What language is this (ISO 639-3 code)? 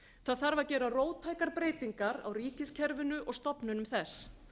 isl